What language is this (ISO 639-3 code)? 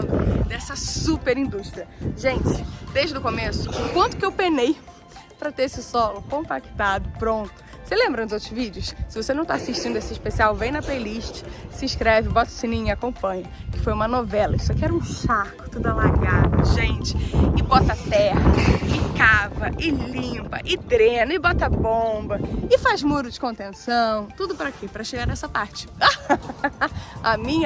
por